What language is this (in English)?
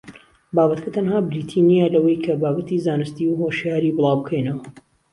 Central Kurdish